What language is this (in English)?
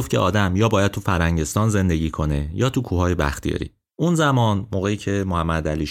Persian